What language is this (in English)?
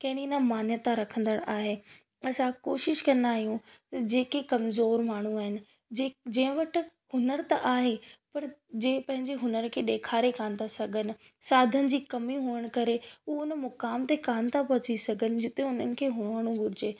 Sindhi